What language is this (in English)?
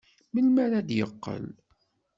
Kabyle